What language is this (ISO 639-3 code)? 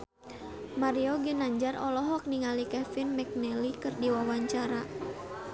sun